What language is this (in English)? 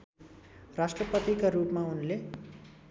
Nepali